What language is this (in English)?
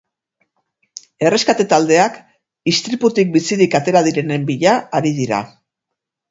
Basque